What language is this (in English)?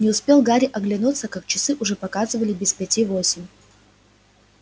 Russian